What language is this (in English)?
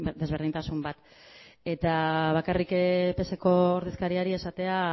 Basque